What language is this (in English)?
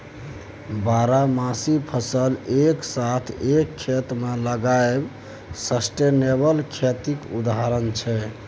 Maithili